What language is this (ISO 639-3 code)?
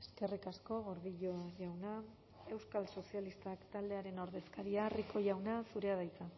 eus